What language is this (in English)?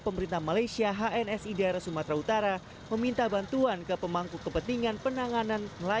Indonesian